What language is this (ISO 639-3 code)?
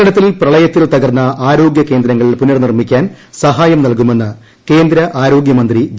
mal